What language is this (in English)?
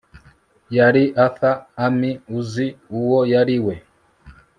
Kinyarwanda